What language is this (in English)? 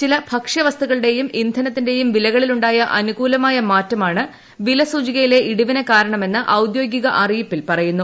Malayalam